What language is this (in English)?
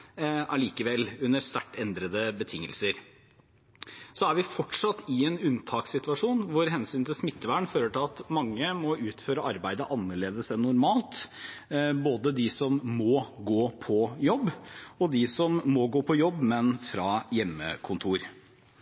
Norwegian Bokmål